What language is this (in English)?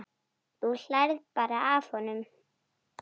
Icelandic